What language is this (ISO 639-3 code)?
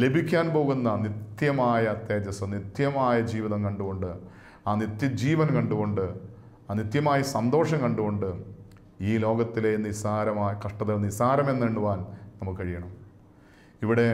mal